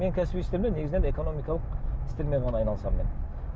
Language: Kazakh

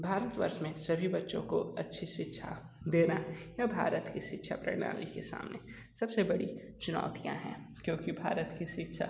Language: Hindi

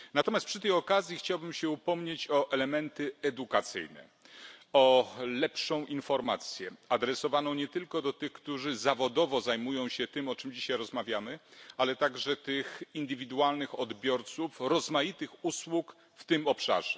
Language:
Polish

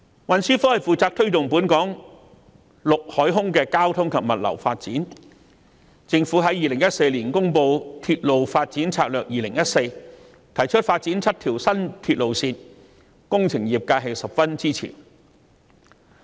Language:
Cantonese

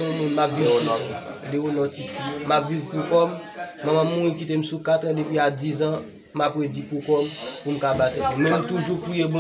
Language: French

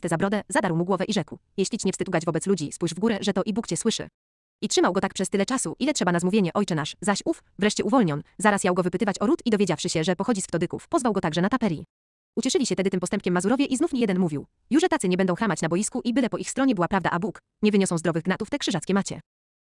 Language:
Polish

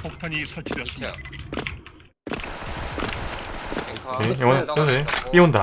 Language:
Korean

